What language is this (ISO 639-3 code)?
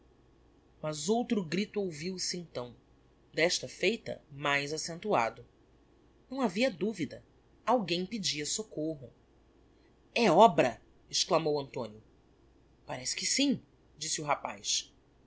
por